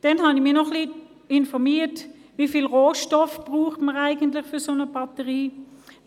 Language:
Swiss German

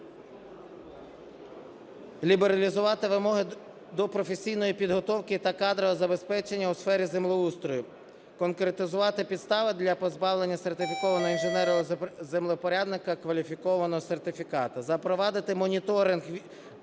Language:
Ukrainian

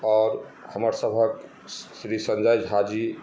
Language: Maithili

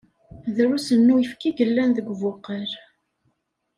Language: Kabyle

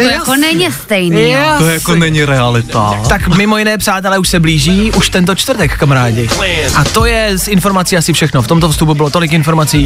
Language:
Czech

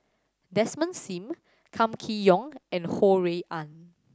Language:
English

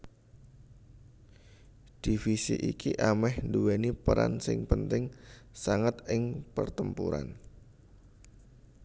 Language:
Javanese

